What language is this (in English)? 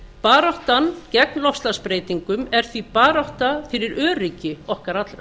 Icelandic